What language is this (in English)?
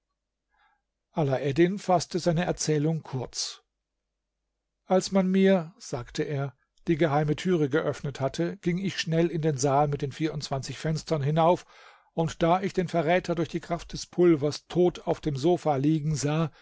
German